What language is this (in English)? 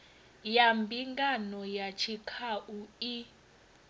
Venda